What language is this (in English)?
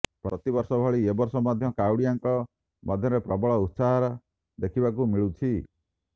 Odia